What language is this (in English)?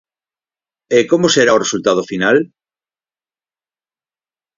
Galician